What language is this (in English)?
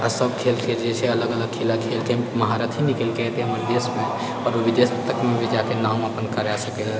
Maithili